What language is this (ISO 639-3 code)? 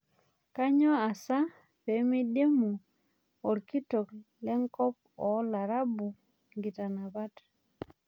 mas